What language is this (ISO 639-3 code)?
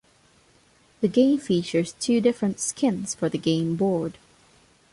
eng